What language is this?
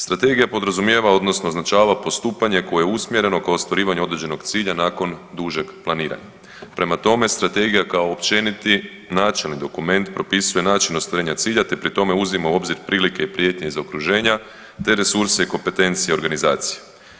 Croatian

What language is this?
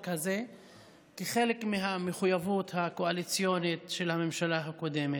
Hebrew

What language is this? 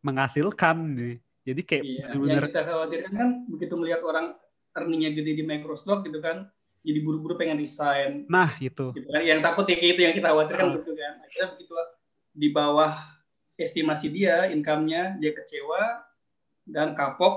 Indonesian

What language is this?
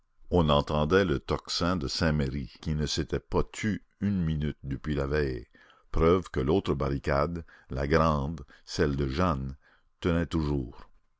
French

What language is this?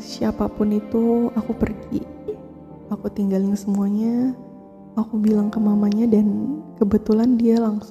Indonesian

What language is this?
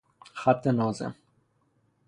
Persian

